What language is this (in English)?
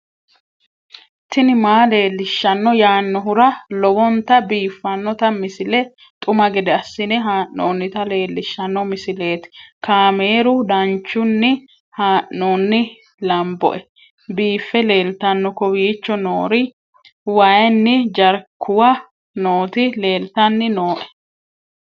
Sidamo